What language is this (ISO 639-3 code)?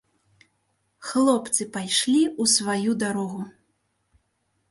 bel